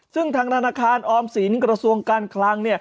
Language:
Thai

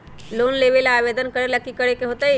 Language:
Magahi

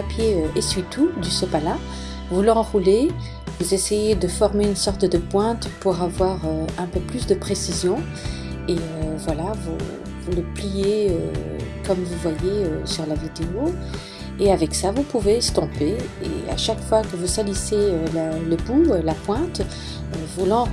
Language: French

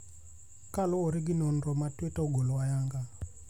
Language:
Luo (Kenya and Tanzania)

